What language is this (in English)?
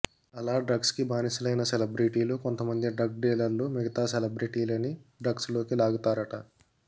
Telugu